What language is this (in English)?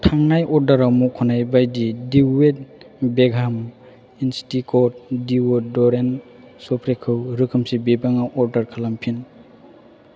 Bodo